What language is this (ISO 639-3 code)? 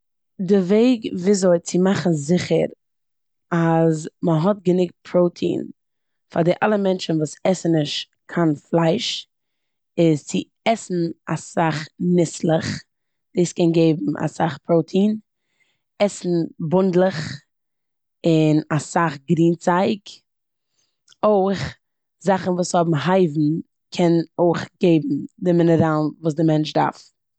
yid